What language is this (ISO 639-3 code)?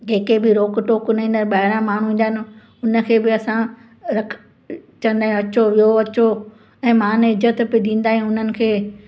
snd